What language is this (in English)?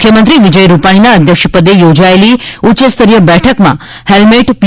Gujarati